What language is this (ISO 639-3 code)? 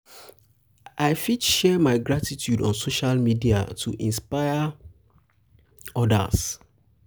pcm